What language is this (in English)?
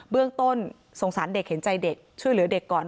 Thai